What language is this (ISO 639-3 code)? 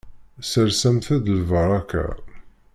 kab